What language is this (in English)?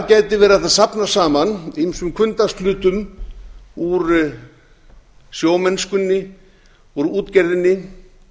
Icelandic